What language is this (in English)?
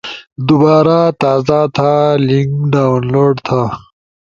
Ushojo